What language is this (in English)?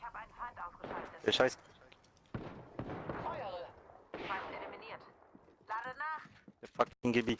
German